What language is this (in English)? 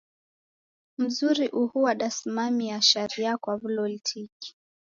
Taita